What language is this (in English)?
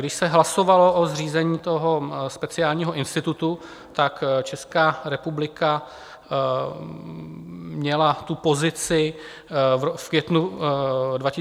Czech